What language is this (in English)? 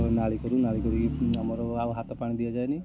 Odia